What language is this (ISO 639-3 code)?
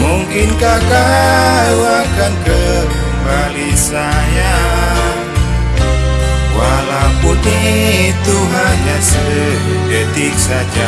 ind